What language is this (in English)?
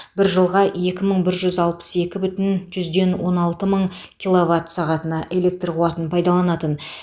Kazakh